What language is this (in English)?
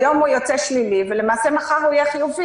Hebrew